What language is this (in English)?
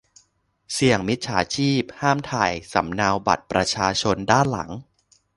Thai